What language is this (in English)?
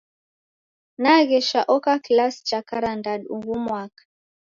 Taita